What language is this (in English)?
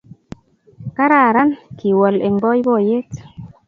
Kalenjin